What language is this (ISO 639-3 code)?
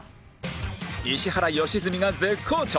jpn